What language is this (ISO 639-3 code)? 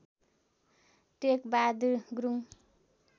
nep